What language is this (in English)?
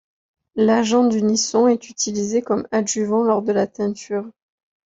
French